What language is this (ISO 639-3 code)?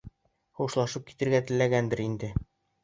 bak